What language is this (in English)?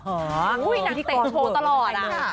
Thai